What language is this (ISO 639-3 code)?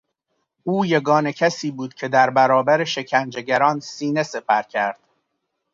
fas